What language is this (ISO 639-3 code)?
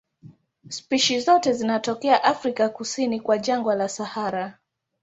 swa